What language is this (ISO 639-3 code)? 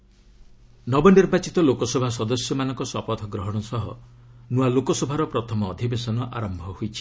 ori